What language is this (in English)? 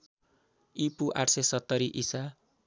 Nepali